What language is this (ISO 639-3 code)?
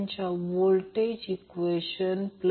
mar